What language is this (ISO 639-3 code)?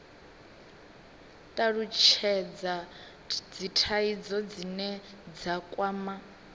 ven